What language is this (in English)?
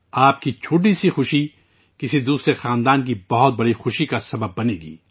Urdu